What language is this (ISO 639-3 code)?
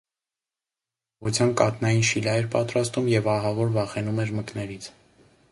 hye